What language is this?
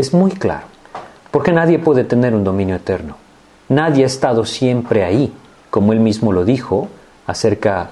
Spanish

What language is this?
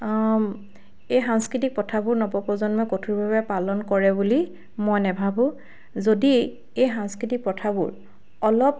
Assamese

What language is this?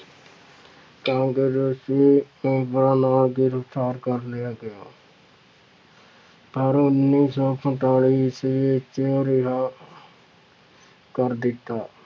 Punjabi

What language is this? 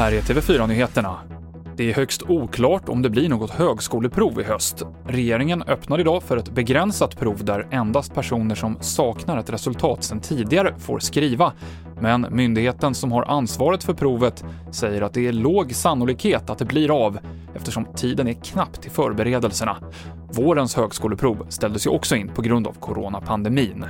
Swedish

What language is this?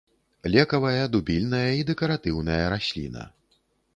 Belarusian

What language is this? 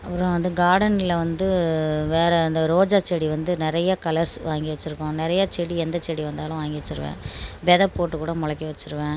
Tamil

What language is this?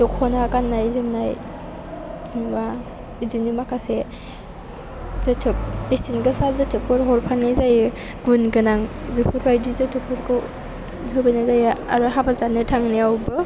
Bodo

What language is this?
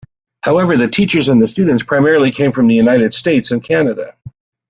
English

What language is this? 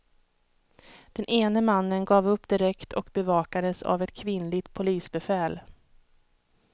Swedish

